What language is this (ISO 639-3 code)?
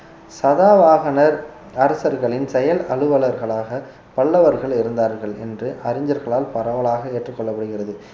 tam